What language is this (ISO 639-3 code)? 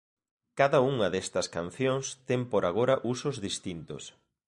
glg